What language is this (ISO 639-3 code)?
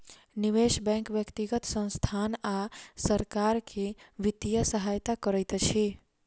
mai